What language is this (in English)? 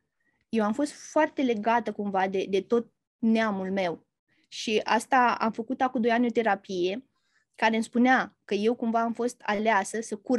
Romanian